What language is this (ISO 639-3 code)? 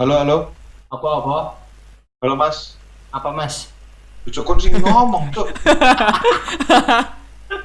ind